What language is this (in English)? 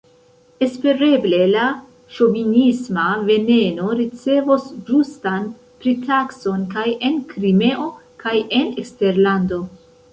Esperanto